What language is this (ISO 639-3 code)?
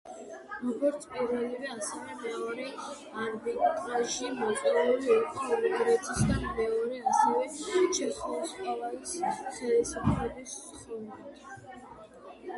kat